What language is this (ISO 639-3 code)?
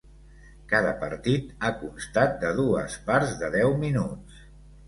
cat